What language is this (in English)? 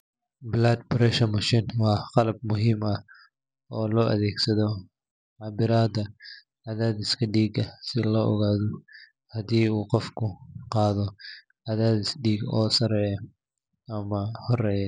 Somali